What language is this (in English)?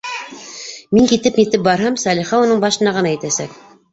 Bashkir